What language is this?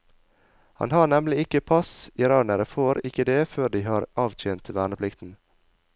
Norwegian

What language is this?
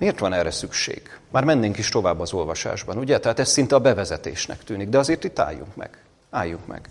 Hungarian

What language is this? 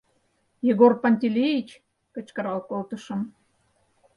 Mari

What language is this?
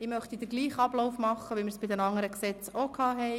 Swiss German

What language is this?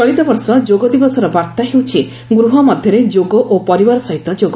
Odia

